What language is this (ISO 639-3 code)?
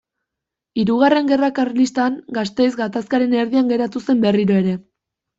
eus